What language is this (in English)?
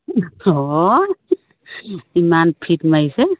Assamese